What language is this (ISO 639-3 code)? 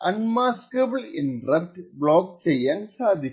mal